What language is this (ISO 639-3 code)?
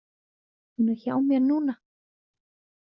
isl